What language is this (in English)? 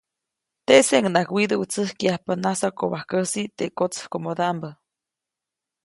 Copainalá Zoque